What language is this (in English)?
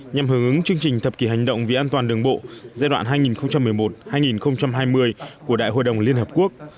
Vietnamese